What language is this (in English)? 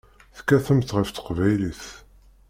Kabyle